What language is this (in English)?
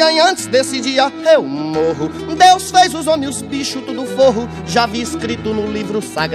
Portuguese